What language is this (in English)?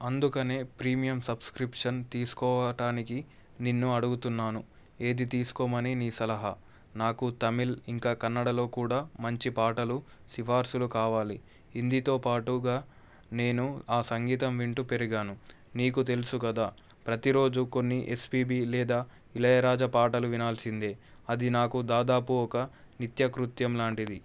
Telugu